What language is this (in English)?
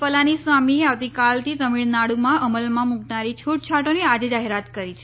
Gujarati